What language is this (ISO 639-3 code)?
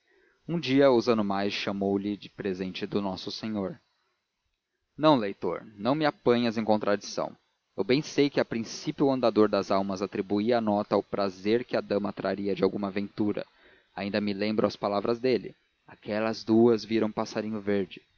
por